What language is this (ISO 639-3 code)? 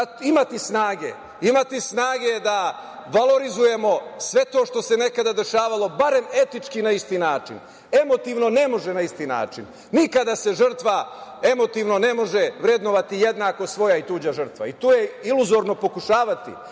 srp